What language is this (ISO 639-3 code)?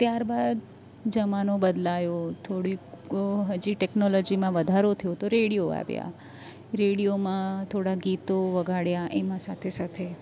guj